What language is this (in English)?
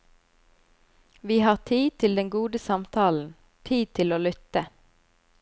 Norwegian